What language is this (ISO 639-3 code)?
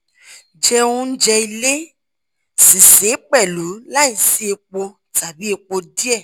yor